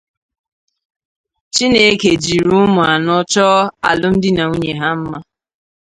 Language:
Igbo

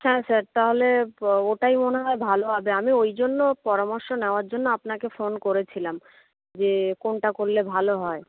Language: Bangla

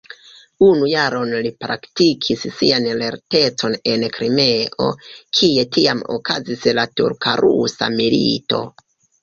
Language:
Esperanto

